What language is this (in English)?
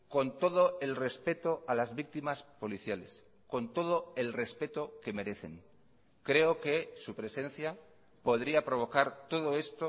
Spanish